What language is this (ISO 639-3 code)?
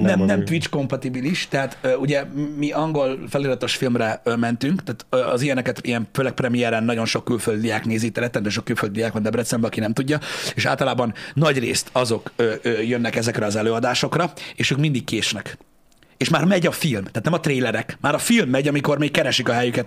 hun